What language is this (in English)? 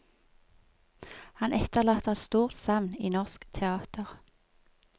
Norwegian